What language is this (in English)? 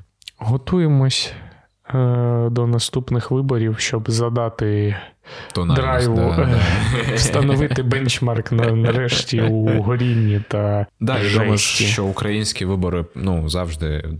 Ukrainian